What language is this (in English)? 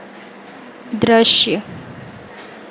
Hindi